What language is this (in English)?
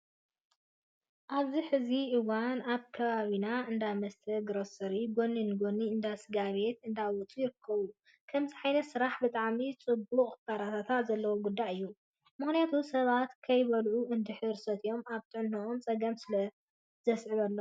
Tigrinya